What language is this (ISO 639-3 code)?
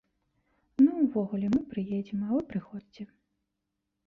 bel